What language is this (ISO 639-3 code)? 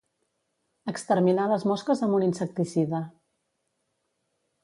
cat